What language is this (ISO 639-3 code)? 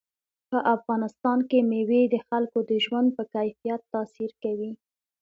pus